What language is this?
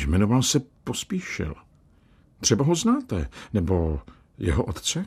Czech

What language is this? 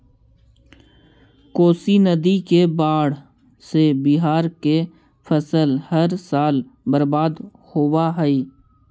Magahi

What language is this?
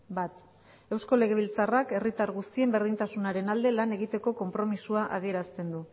Basque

